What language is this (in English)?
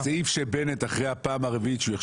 Hebrew